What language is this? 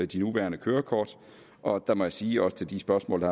Danish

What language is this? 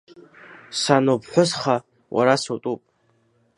Abkhazian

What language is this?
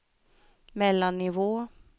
Swedish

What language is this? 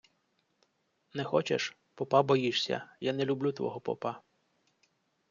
Ukrainian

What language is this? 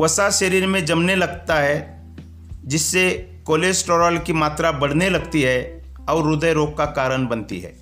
Hindi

